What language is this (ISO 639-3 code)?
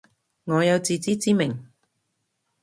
yue